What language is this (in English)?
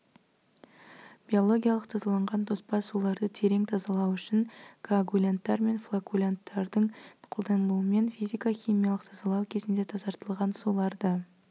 Kazakh